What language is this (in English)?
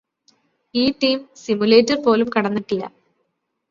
Malayalam